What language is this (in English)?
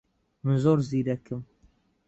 Central Kurdish